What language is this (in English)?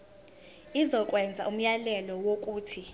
Zulu